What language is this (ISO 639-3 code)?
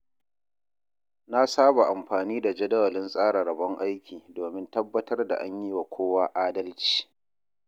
hau